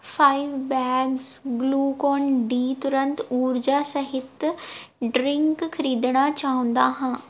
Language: Punjabi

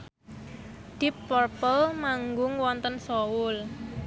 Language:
Javanese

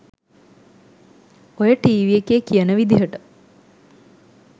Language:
Sinhala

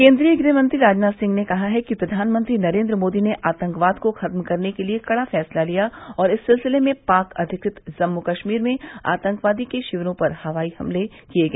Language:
Hindi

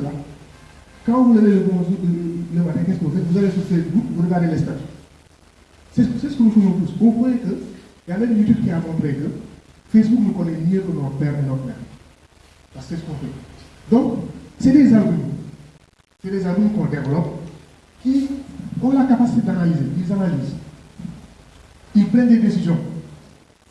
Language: French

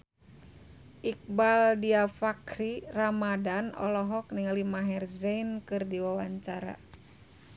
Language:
Sundanese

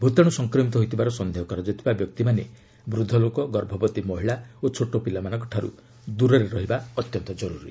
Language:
Odia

